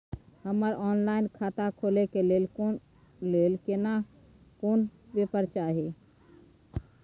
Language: Maithili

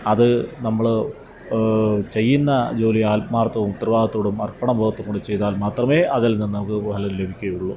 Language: Malayalam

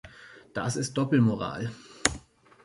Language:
German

